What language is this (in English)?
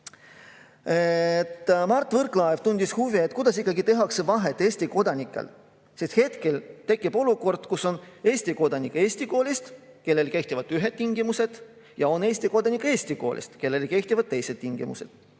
Estonian